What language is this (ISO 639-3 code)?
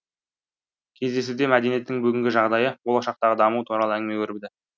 kaz